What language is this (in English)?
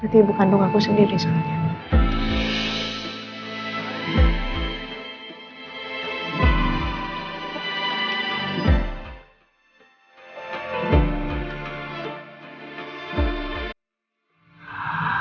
Indonesian